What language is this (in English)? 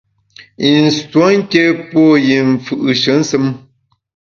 Bamun